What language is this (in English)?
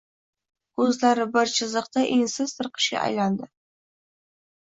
Uzbek